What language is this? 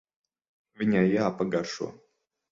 Latvian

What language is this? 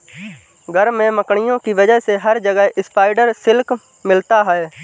Hindi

